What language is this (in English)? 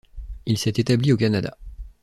French